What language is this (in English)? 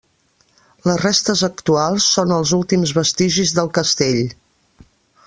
Catalan